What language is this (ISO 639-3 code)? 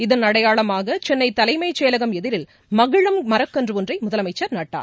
tam